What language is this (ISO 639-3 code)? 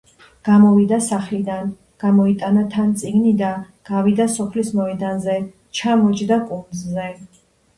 kat